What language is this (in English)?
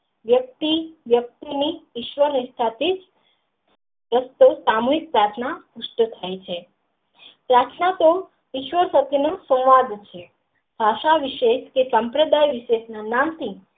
Gujarati